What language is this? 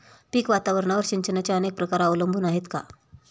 Marathi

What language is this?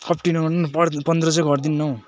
Nepali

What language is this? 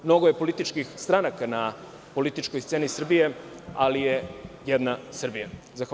Serbian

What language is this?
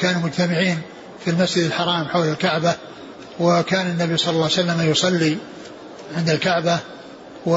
Arabic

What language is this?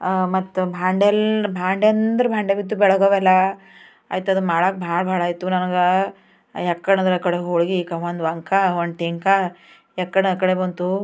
Kannada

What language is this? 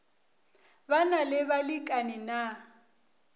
Northern Sotho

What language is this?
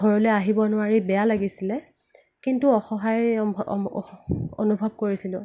Assamese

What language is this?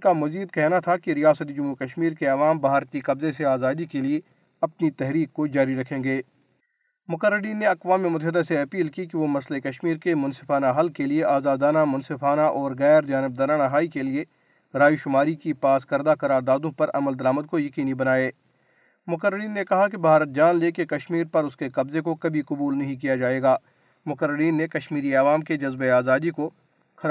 Urdu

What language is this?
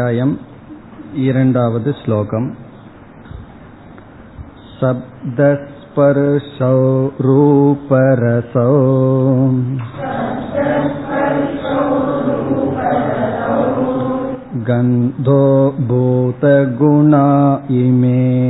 Tamil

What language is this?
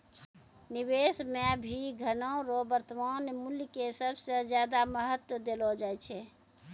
Maithili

